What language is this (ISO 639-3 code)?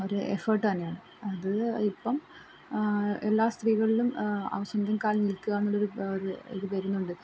mal